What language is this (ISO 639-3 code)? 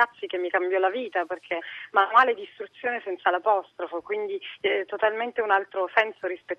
ita